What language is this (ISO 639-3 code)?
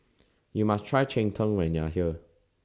eng